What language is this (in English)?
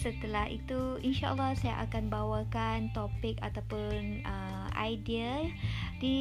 Malay